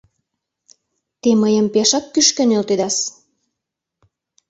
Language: Mari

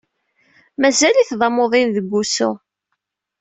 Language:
Kabyle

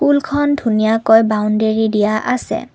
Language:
Assamese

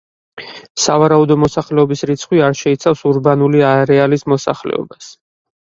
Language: Georgian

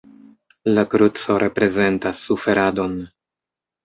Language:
Esperanto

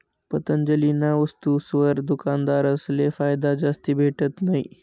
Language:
Marathi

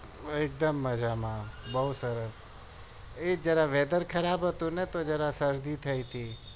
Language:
Gujarati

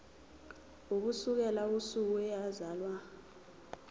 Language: Zulu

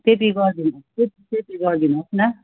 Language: Nepali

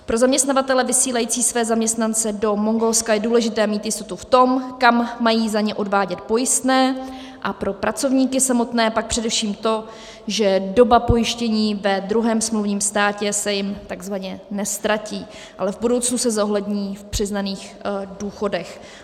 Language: Czech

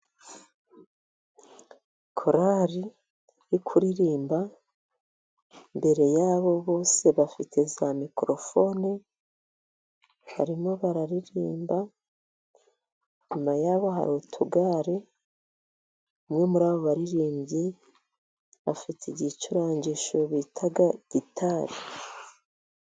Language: Kinyarwanda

